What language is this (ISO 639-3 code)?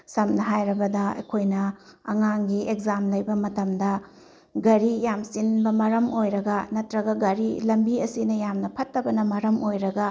mni